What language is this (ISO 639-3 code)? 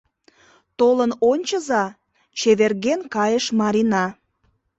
chm